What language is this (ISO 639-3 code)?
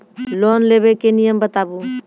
mai